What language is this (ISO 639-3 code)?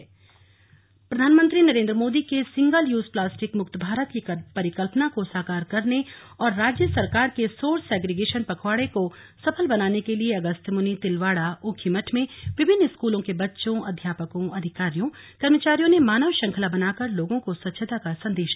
hin